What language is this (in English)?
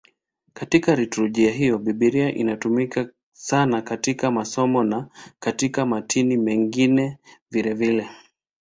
Swahili